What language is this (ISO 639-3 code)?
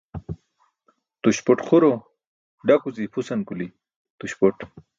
bsk